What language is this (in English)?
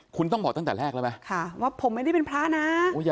Thai